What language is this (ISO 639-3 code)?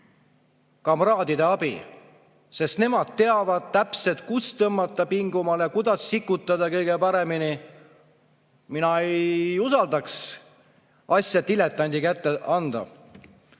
est